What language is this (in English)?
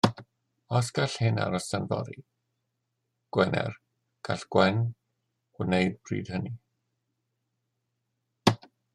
Welsh